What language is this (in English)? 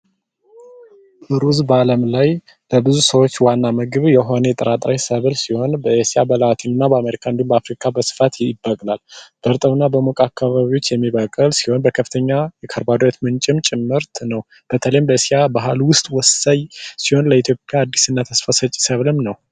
Amharic